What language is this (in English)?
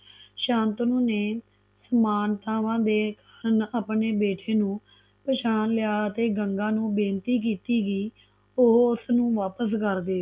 Punjabi